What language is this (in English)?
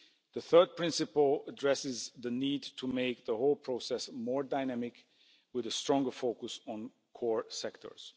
English